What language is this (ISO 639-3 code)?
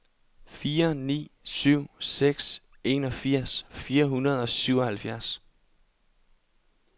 dan